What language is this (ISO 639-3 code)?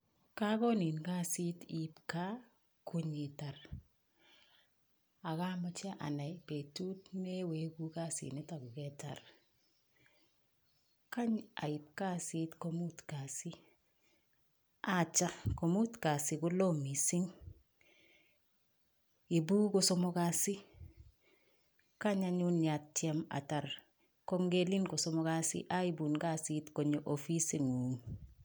kln